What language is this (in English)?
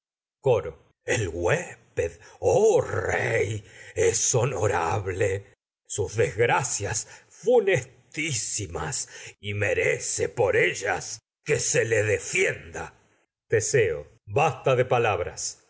Spanish